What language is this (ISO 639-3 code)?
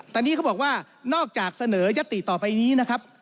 tha